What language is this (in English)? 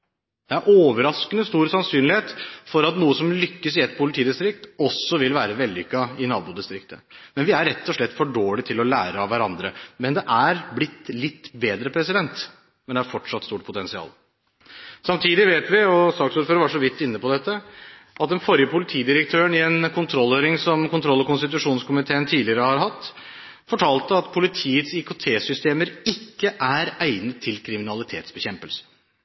Norwegian Bokmål